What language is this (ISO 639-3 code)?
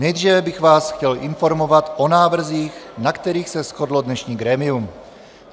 ces